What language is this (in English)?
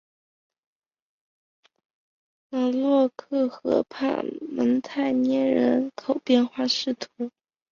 Chinese